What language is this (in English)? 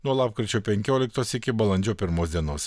Lithuanian